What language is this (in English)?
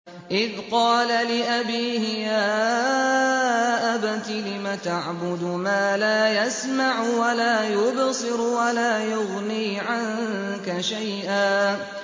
Arabic